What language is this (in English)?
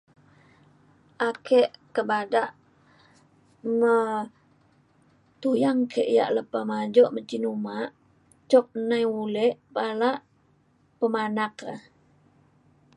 Mainstream Kenyah